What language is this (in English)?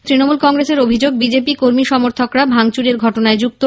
Bangla